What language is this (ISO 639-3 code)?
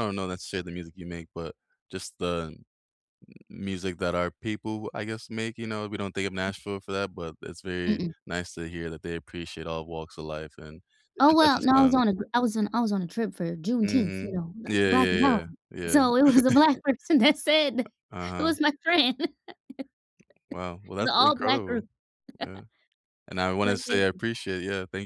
eng